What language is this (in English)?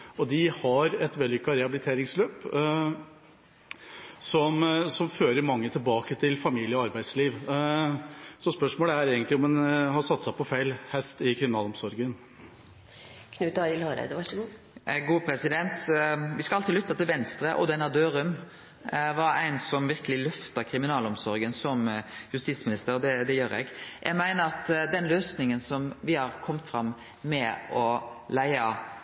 Norwegian